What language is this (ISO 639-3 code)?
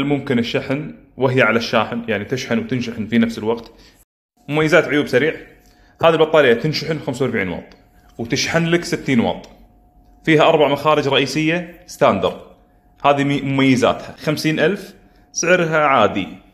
ara